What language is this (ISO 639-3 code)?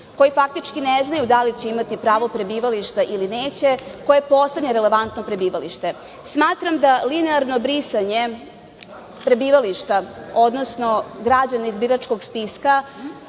srp